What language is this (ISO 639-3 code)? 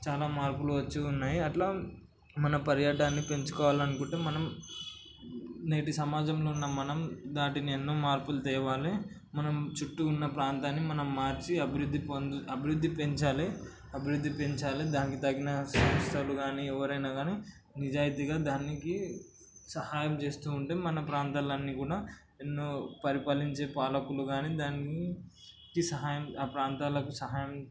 tel